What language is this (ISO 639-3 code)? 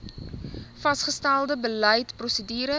afr